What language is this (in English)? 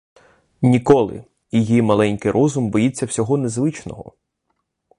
Ukrainian